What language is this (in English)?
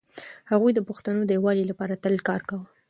Pashto